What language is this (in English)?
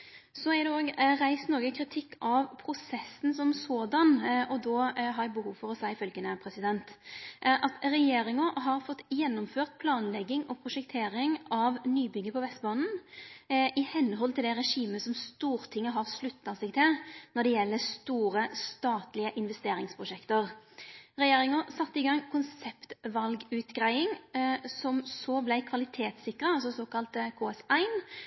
Norwegian Nynorsk